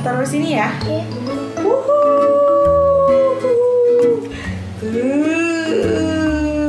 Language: Indonesian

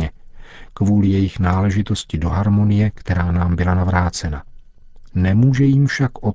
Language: Czech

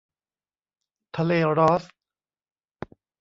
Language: Thai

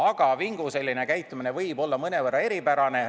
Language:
Estonian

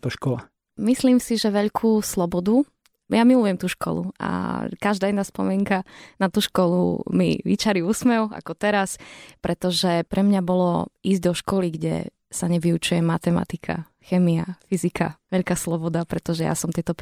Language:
Slovak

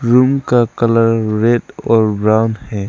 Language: Hindi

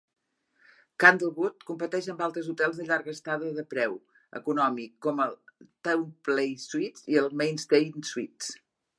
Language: Catalan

